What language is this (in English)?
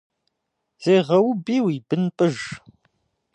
Kabardian